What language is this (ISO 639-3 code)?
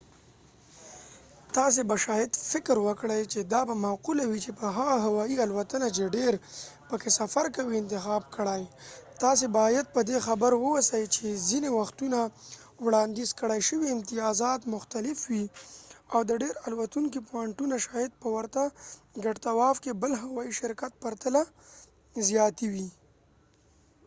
pus